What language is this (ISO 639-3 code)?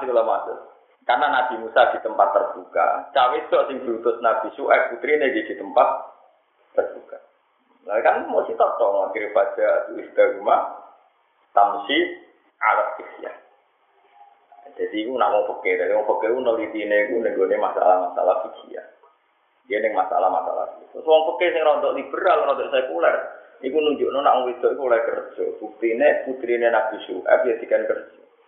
ind